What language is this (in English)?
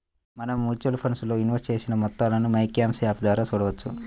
Telugu